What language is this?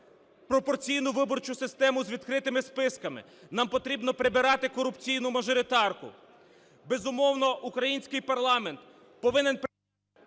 Ukrainian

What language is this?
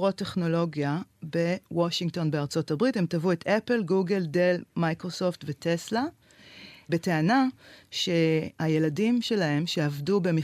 Hebrew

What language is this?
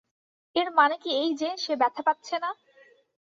Bangla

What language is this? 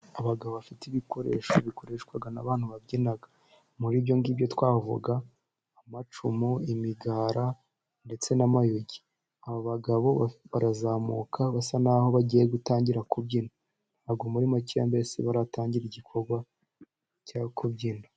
Kinyarwanda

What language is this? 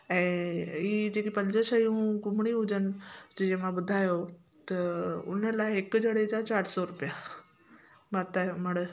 Sindhi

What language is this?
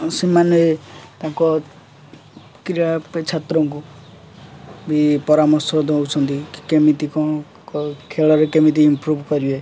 Odia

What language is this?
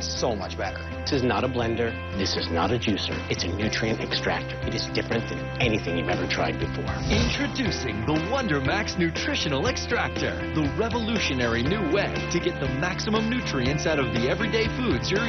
Filipino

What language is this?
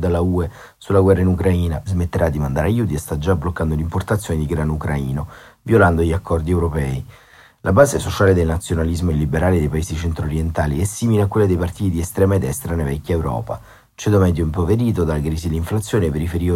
Italian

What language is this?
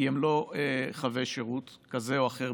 Hebrew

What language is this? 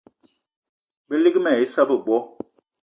Eton (Cameroon)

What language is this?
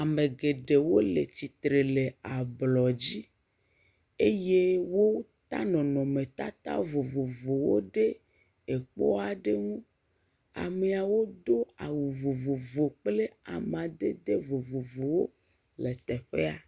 Ewe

